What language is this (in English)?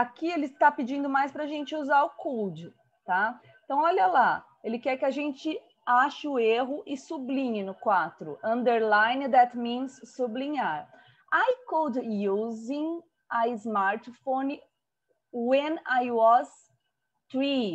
Portuguese